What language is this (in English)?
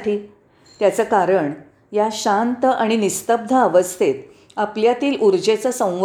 Marathi